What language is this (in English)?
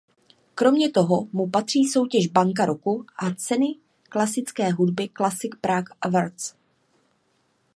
Czech